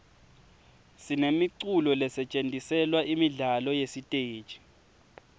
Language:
Swati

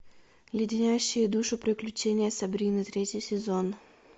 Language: Russian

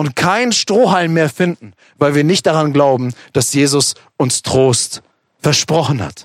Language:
German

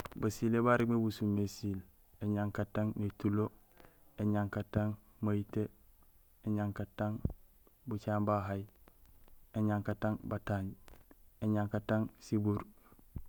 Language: Gusilay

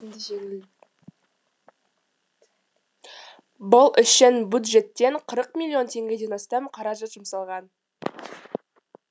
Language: Kazakh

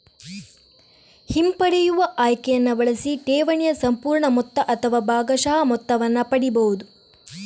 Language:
Kannada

